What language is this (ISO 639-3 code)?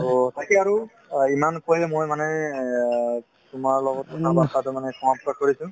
asm